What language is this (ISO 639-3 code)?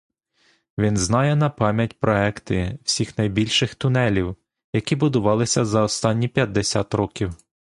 ukr